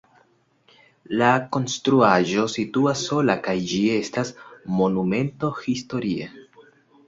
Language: Esperanto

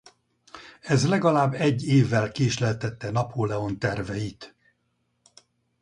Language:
Hungarian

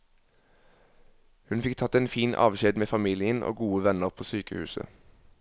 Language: Norwegian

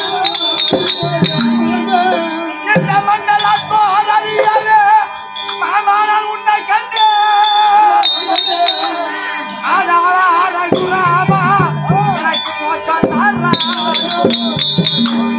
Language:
Tamil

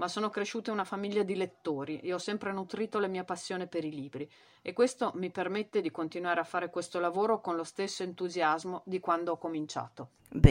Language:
Italian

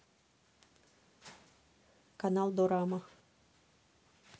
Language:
Russian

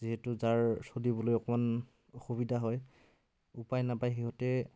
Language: Assamese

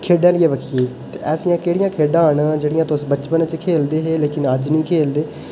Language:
Dogri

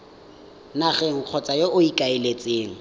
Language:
Tswana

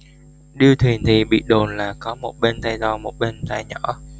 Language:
Vietnamese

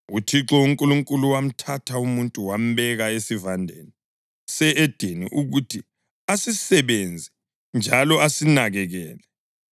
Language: North Ndebele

